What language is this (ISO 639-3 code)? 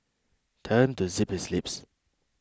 eng